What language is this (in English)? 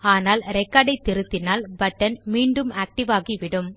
Tamil